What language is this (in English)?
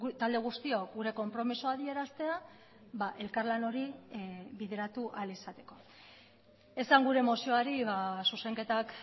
Basque